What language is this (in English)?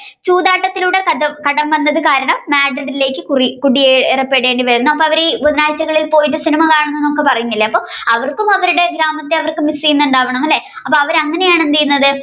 Malayalam